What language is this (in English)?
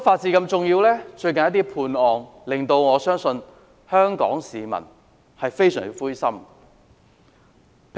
Cantonese